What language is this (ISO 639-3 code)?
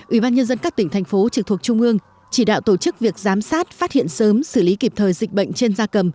vie